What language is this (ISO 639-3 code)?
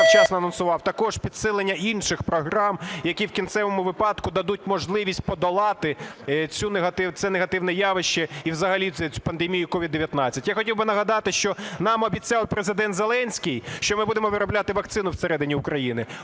ukr